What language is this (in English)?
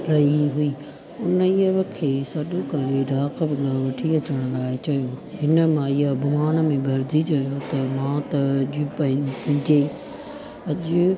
Sindhi